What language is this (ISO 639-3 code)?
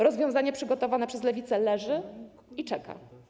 pol